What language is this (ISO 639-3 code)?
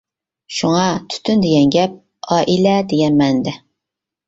uig